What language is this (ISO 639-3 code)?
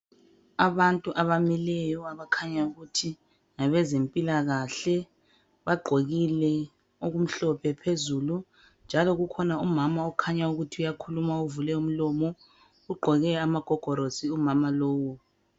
nde